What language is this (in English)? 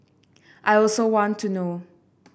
English